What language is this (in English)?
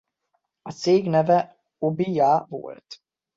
Hungarian